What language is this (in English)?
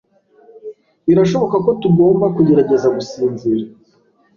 Kinyarwanda